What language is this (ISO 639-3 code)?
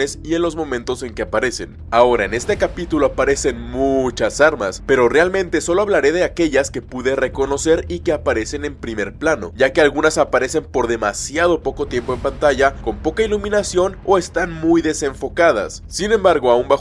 spa